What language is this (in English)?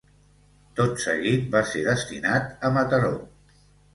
Catalan